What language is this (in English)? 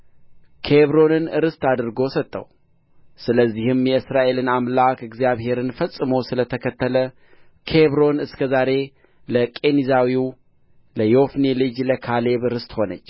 Amharic